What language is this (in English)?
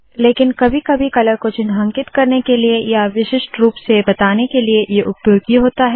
Hindi